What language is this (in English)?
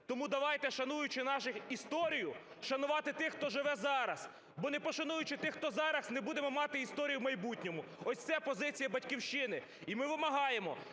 Ukrainian